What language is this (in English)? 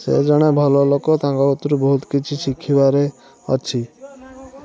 Odia